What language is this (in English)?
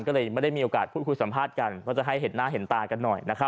Thai